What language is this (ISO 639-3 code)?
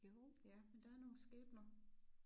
dan